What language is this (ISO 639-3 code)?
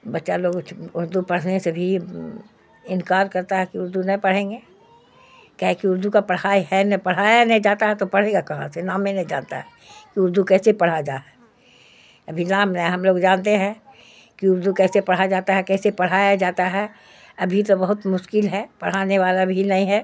urd